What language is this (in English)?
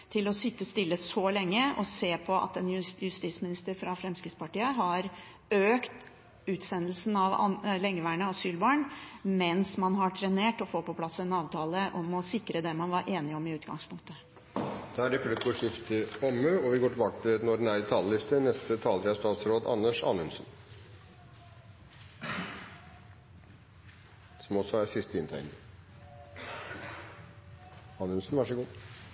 Norwegian